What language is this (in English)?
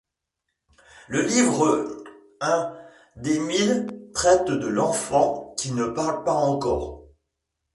French